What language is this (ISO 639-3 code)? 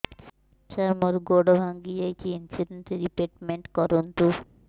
ori